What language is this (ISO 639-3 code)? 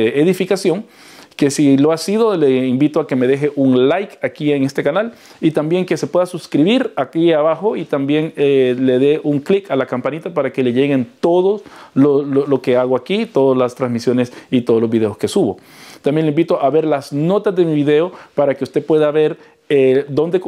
spa